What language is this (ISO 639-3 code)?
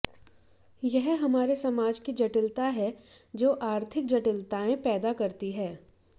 hin